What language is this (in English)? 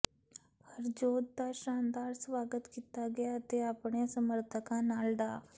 Punjabi